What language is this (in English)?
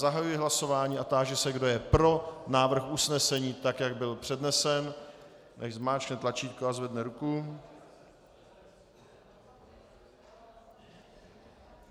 Czech